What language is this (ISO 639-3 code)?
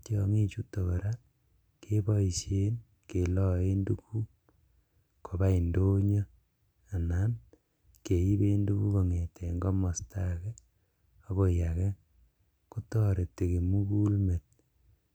kln